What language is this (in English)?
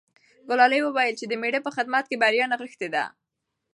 Pashto